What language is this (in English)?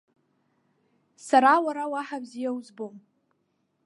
Abkhazian